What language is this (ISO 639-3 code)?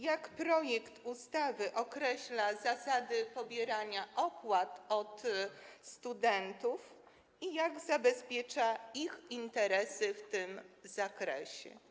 pol